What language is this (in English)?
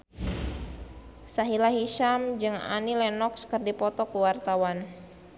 Sundanese